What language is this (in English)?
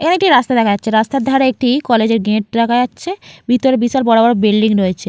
Bangla